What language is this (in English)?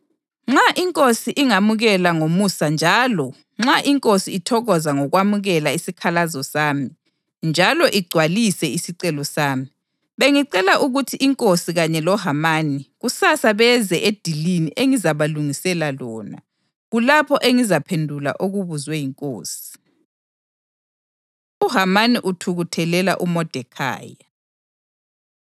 North Ndebele